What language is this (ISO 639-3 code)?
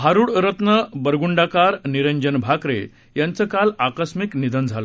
mar